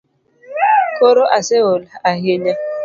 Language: Luo (Kenya and Tanzania)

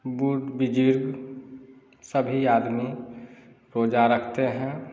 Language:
Hindi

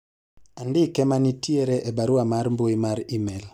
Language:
Luo (Kenya and Tanzania)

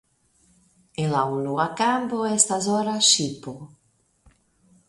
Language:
Esperanto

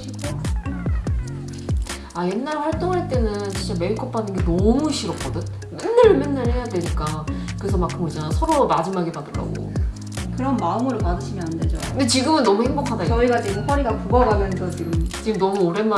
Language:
Korean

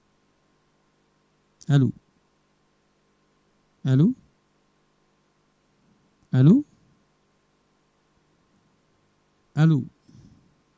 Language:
Fula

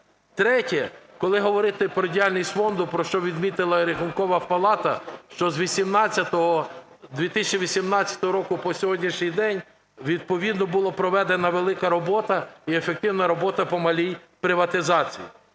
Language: Ukrainian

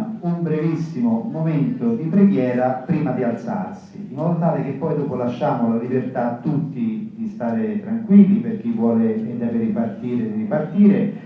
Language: Italian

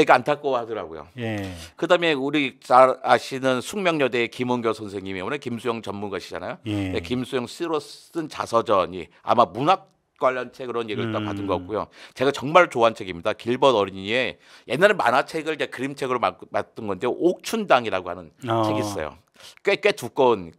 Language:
Korean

